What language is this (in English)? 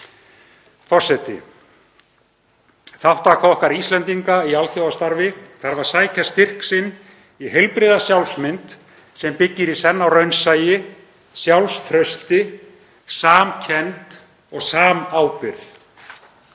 Icelandic